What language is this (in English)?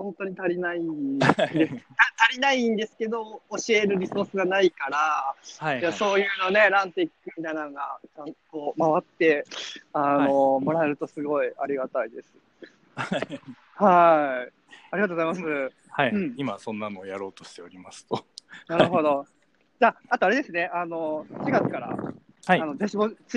Japanese